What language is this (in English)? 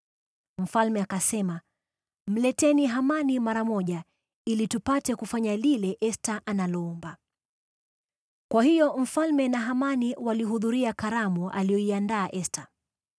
Swahili